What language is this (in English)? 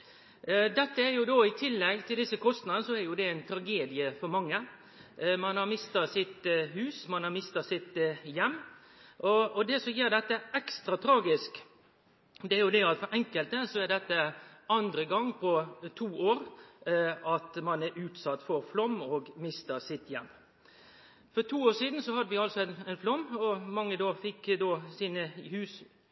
Norwegian Nynorsk